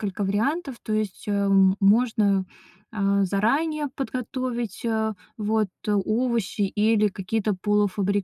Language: Russian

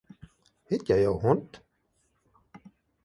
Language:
Afrikaans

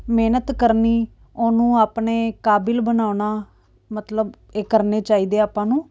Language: Punjabi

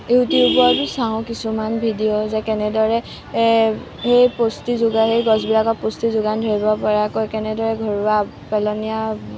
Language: Assamese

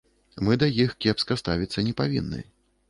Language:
Belarusian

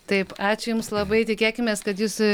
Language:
Lithuanian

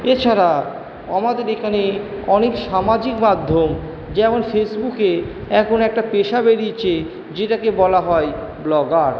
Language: Bangla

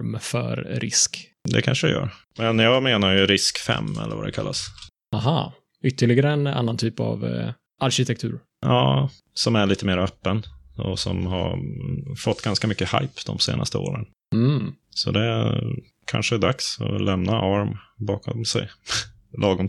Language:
Swedish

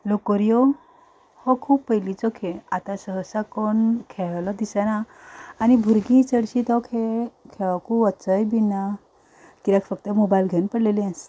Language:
Konkani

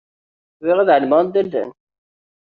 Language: Kabyle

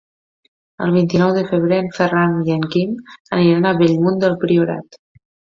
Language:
Catalan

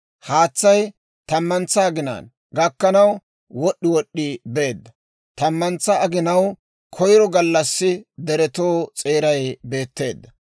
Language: Dawro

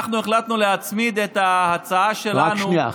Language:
Hebrew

